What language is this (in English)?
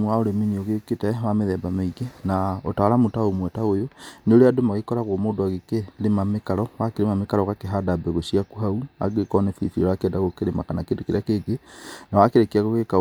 Kikuyu